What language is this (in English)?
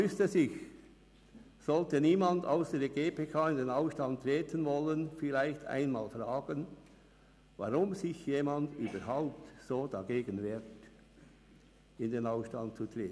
Swiss German